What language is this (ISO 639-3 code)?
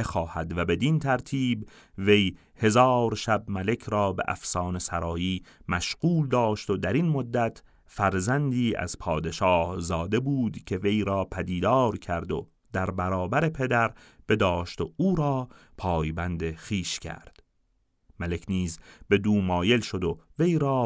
fas